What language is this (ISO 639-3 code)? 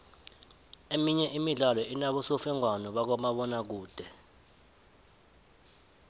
nbl